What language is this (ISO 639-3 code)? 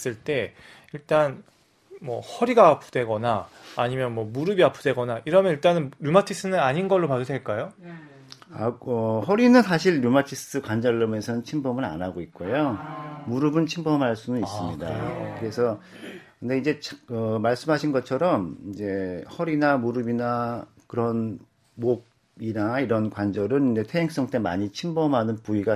kor